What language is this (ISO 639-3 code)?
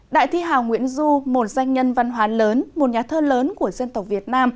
vie